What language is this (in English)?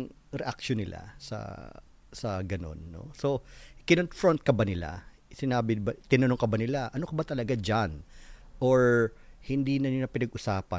Filipino